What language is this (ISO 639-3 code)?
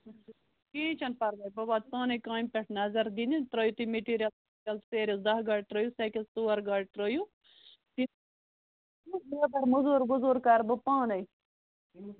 kas